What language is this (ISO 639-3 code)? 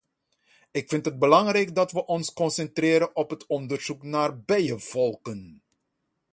nld